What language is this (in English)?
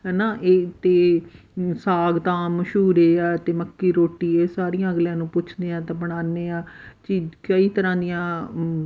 Punjabi